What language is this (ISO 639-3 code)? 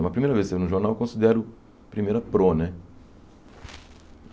por